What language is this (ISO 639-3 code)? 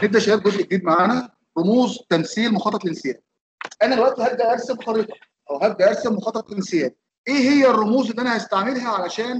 ara